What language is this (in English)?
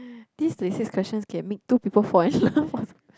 English